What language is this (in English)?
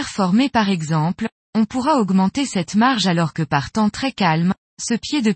French